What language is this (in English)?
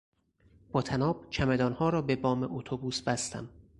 Persian